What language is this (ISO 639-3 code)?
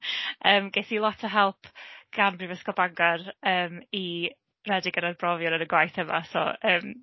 cym